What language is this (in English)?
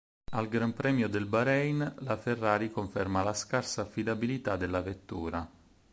Italian